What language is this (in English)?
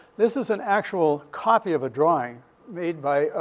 English